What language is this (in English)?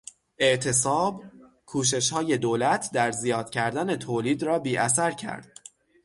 Persian